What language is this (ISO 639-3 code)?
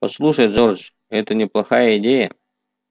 rus